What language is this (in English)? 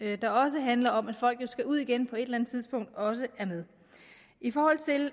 Danish